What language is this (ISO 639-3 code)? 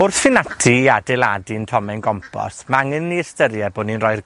cym